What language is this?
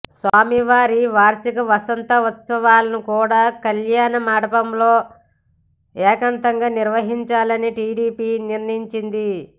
Telugu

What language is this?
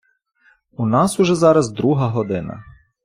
Ukrainian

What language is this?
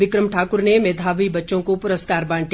Hindi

